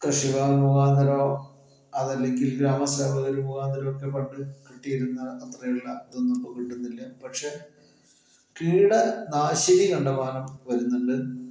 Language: Malayalam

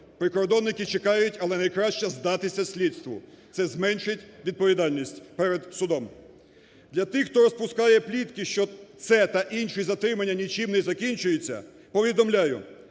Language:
Ukrainian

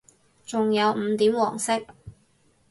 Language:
Cantonese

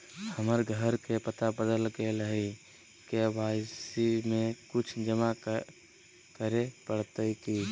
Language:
Magahi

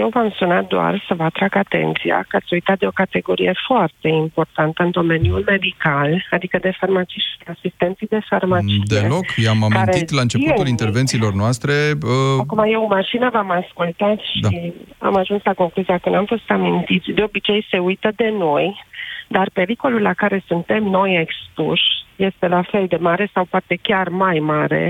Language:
Romanian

